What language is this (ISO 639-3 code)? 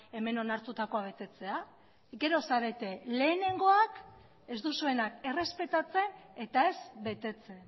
eus